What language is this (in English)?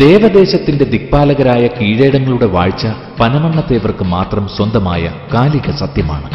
Malayalam